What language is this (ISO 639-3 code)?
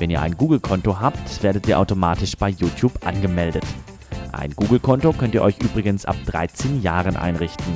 deu